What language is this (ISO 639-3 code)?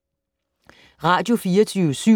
dan